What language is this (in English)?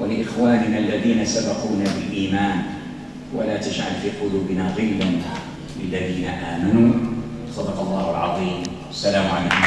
Arabic